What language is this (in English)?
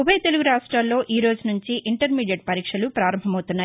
Telugu